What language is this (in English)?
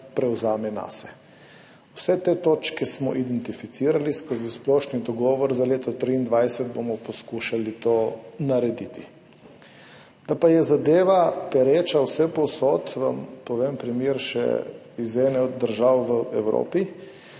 Slovenian